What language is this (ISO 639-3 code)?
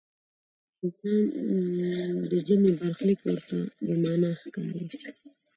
pus